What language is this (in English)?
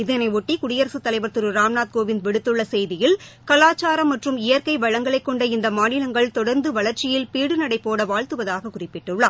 Tamil